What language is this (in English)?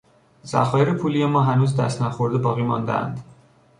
Persian